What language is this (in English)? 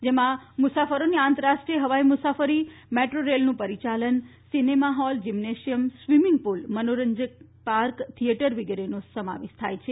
Gujarati